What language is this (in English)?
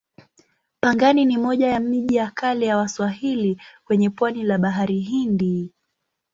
Swahili